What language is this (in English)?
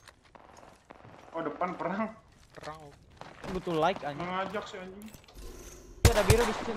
Indonesian